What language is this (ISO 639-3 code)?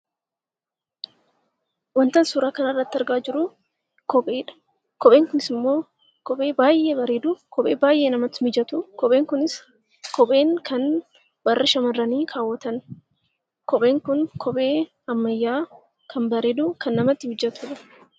orm